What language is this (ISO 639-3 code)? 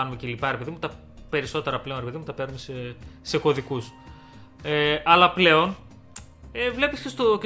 ell